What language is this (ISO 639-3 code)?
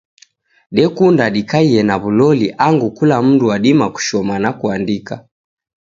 dav